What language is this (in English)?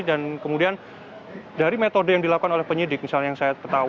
Indonesian